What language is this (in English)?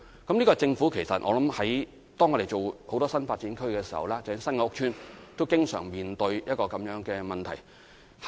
Cantonese